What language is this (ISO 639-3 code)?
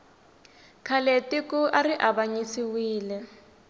tso